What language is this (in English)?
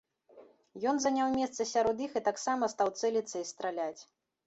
Belarusian